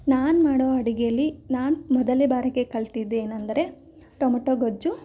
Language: Kannada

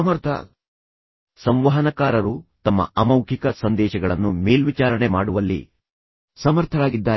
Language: Kannada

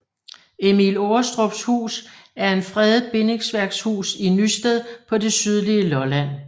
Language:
Danish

